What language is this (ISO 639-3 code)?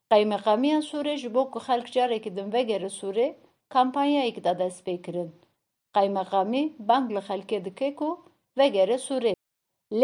tur